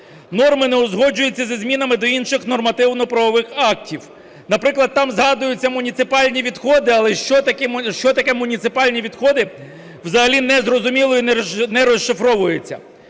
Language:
Ukrainian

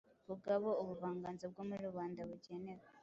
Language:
Kinyarwanda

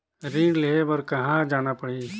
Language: Chhattisgarhi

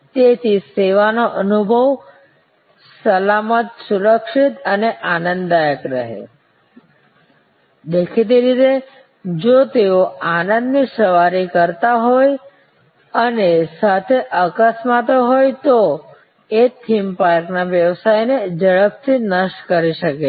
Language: Gujarati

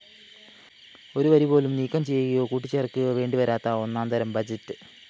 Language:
Malayalam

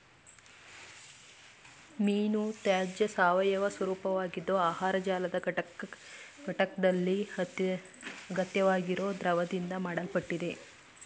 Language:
Kannada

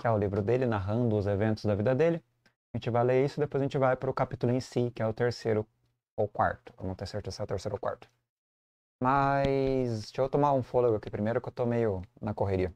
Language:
Portuguese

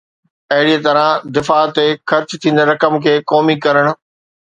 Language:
Sindhi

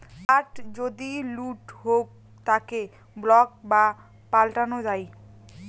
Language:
Bangla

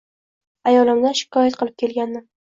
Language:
Uzbek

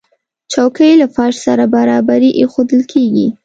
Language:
Pashto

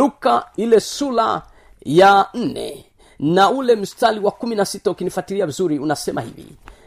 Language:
Swahili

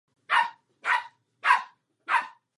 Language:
Czech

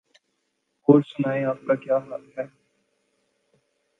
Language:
Urdu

